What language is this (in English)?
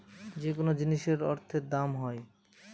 Bangla